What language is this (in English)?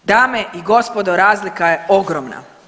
Croatian